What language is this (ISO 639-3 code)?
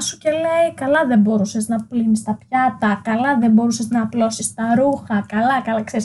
ell